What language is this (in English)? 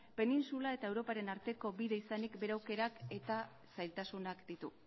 Basque